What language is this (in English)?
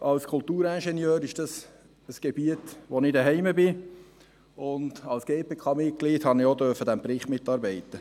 Swiss German